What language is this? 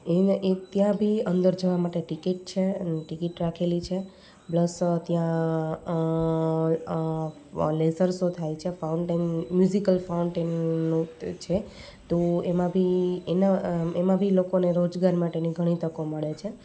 Gujarati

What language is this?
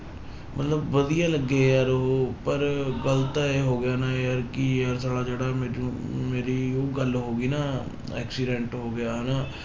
Punjabi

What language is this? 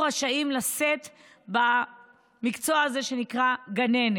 Hebrew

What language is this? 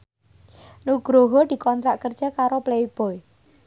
Javanese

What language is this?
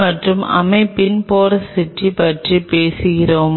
Tamil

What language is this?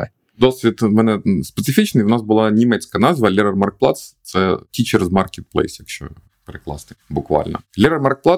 Ukrainian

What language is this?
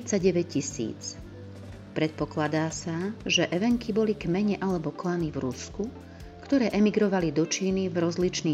Slovak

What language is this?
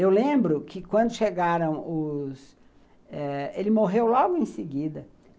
Portuguese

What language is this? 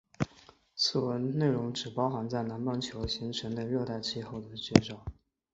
Chinese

